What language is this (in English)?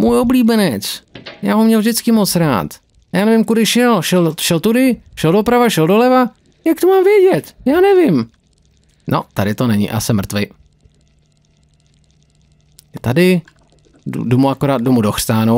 Czech